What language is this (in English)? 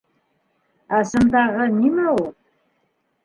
Bashkir